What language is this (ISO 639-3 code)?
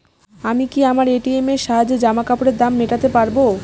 ben